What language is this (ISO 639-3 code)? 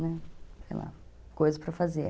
por